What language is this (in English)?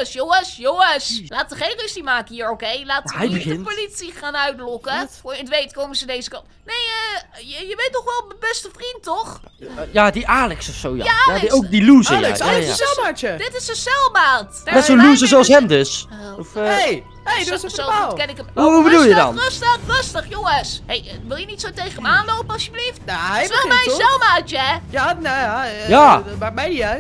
Dutch